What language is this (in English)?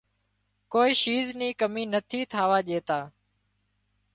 Wadiyara Koli